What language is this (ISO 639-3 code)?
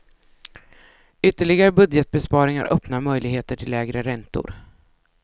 swe